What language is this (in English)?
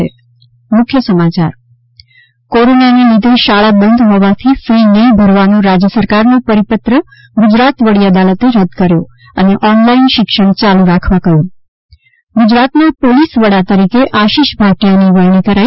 Gujarati